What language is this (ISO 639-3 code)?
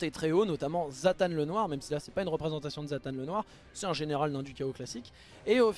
fra